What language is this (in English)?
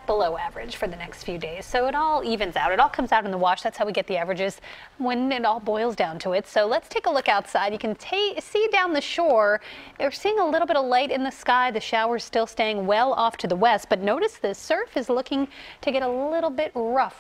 English